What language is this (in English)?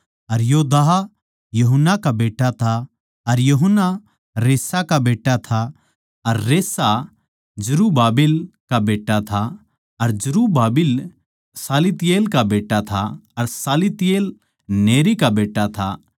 Haryanvi